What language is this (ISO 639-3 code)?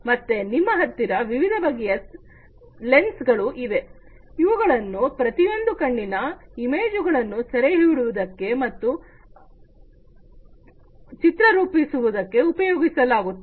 kan